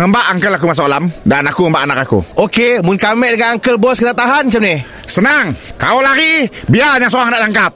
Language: Malay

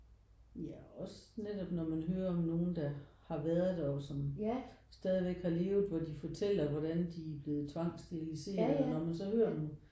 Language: Danish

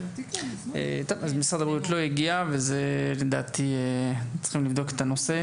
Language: Hebrew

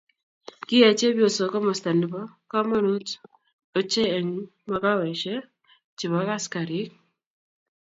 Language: Kalenjin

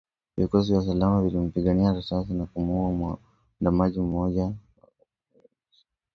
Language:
Swahili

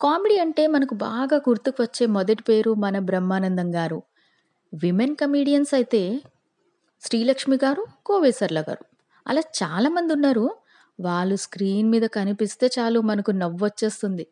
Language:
Telugu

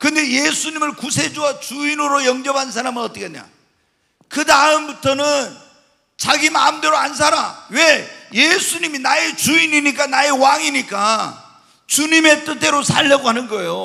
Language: Korean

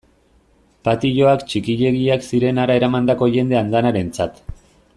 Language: Basque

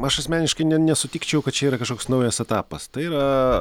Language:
Lithuanian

